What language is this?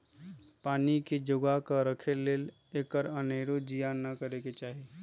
Magahi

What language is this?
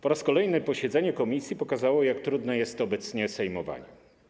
Polish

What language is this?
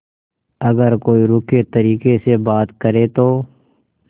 Hindi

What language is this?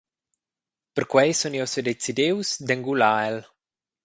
Romansh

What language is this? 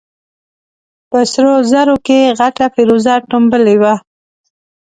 Pashto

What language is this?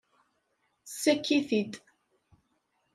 Kabyle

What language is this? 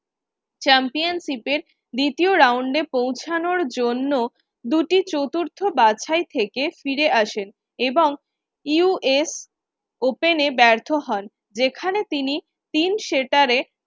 Bangla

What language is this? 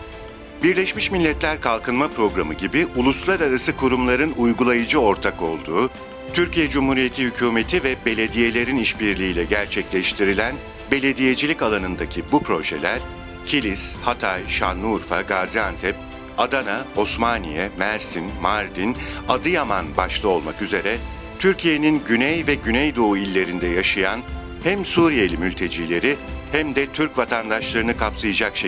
Turkish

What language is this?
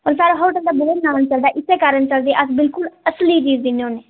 Dogri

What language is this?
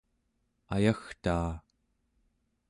Central Yupik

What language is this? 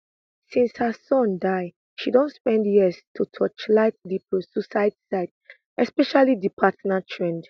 Nigerian Pidgin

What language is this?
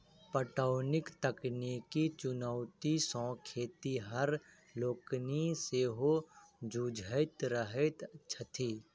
Maithili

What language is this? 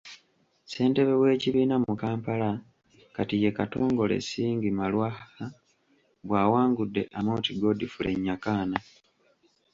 Ganda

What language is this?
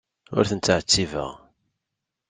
Kabyle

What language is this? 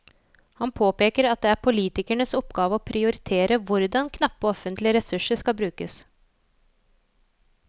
Norwegian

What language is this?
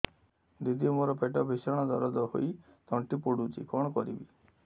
Odia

